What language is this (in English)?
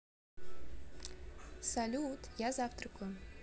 Russian